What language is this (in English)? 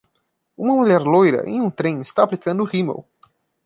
Portuguese